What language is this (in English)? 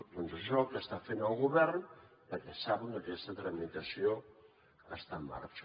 Catalan